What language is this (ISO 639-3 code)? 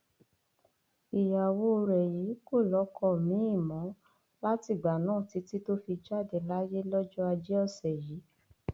yor